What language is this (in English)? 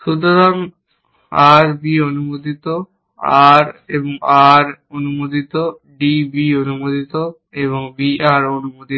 Bangla